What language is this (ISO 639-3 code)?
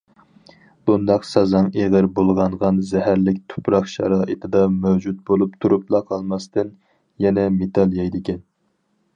uig